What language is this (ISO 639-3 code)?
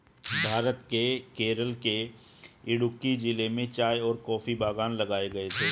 hin